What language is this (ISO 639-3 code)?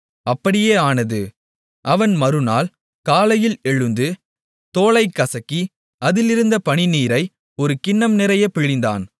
tam